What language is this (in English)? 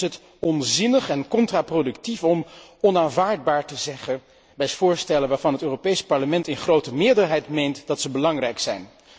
Dutch